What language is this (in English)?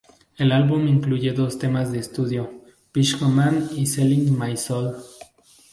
Spanish